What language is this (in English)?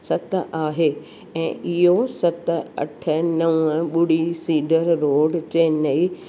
Sindhi